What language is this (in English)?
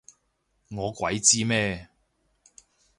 Cantonese